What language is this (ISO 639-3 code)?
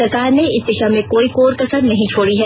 hin